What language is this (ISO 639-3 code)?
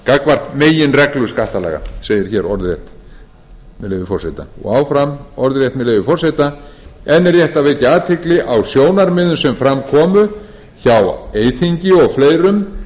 isl